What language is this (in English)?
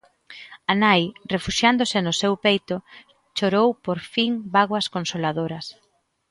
Galician